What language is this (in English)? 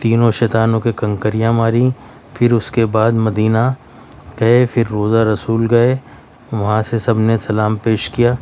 Urdu